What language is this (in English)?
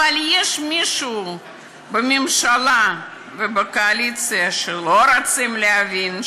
Hebrew